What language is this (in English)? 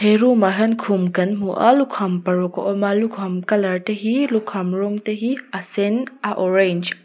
Mizo